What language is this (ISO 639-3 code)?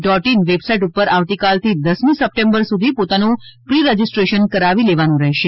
guj